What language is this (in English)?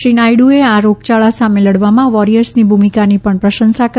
Gujarati